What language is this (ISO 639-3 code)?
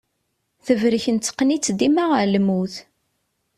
kab